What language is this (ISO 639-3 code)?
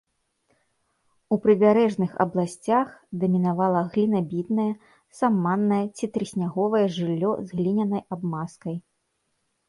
bel